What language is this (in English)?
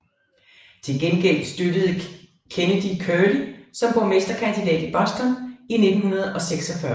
Danish